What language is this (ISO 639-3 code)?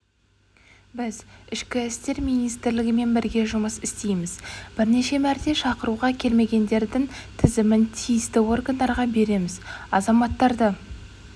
kaz